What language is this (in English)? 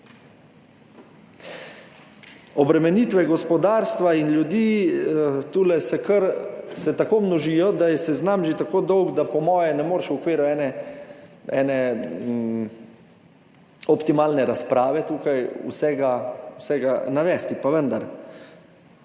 Slovenian